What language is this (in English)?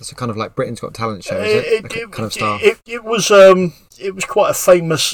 English